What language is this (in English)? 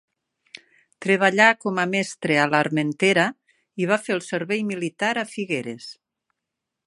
Catalan